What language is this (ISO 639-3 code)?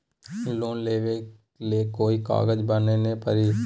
mag